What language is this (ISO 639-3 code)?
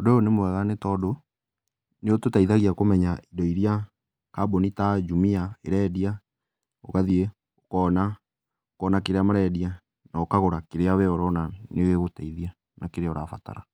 kik